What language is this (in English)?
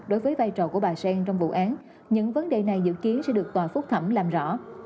Vietnamese